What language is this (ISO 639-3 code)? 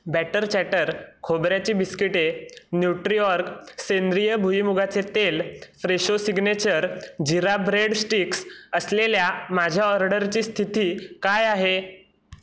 mar